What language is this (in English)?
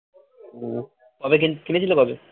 Bangla